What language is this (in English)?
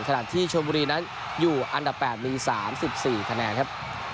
Thai